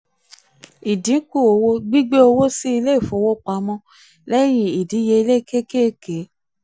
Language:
Yoruba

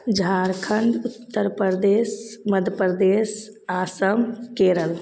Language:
Maithili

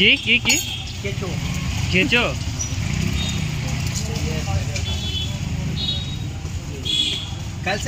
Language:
Bangla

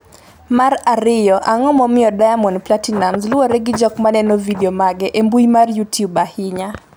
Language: Luo (Kenya and Tanzania)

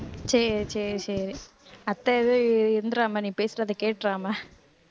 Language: Tamil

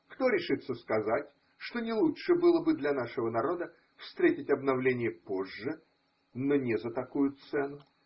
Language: Russian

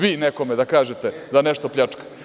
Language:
Serbian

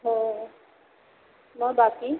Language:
Marathi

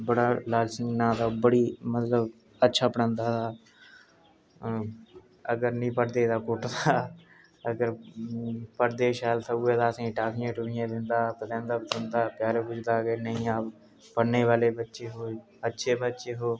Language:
Dogri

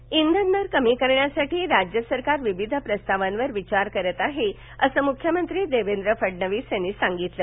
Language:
Marathi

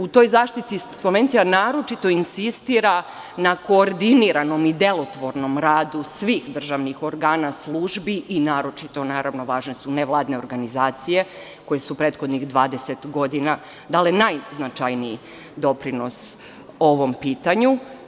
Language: Serbian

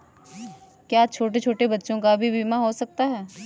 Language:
Hindi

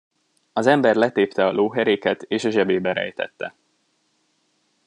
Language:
Hungarian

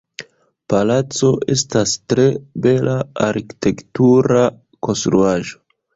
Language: Esperanto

